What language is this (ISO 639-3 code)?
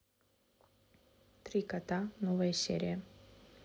rus